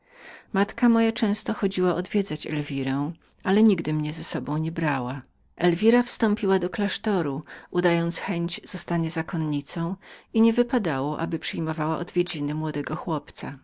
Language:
Polish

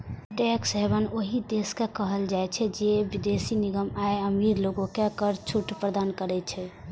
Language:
Maithili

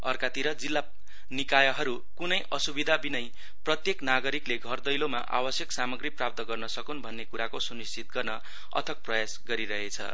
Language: Nepali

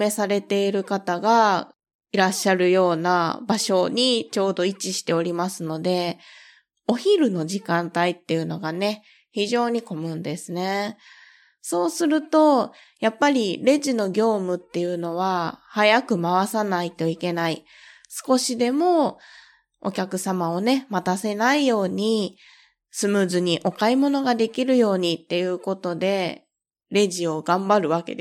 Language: Japanese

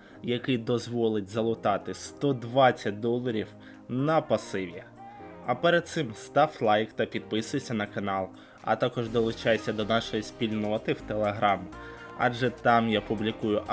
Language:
Ukrainian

